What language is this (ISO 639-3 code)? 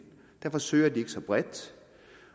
dan